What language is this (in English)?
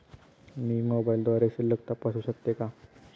Marathi